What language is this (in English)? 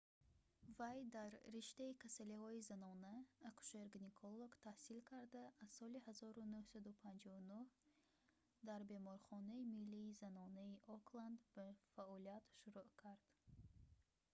Tajik